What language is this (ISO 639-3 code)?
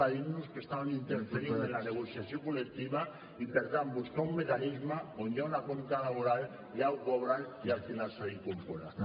cat